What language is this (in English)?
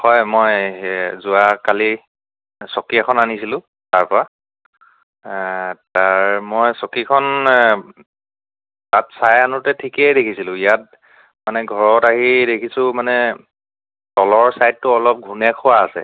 Assamese